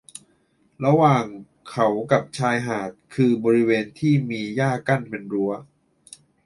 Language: Thai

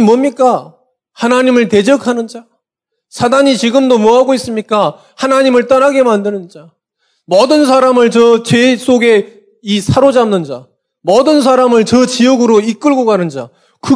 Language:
Korean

